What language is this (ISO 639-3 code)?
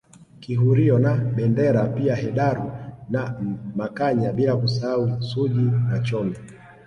swa